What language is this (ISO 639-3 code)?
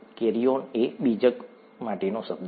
guj